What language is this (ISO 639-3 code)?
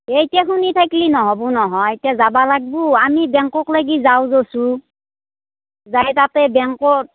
asm